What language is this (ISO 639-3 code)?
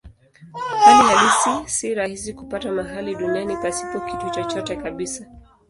swa